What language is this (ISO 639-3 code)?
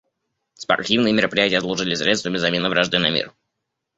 rus